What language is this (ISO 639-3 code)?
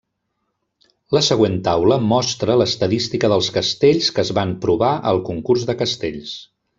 cat